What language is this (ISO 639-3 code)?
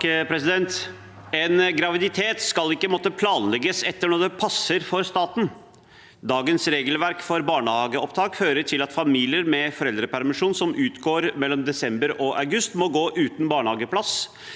nor